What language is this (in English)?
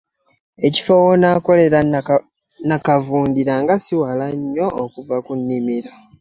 Ganda